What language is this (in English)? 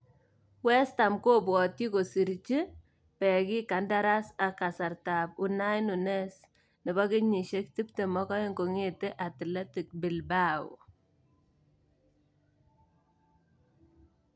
Kalenjin